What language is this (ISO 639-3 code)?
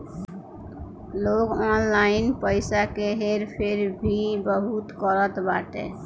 bho